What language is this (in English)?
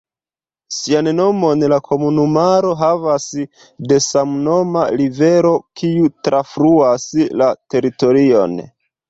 Esperanto